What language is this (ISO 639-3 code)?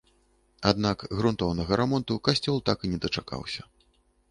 bel